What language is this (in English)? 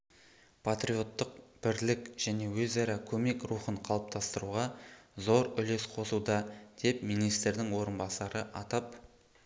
Kazakh